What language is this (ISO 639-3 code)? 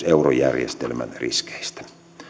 fin